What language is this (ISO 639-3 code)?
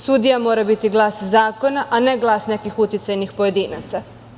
srp